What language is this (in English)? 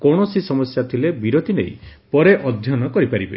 Odia